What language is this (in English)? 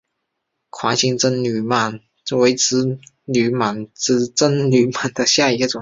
Chinese